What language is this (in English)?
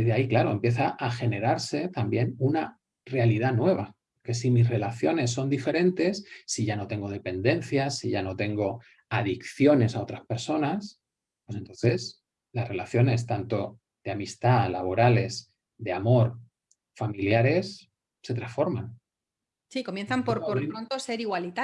Spanish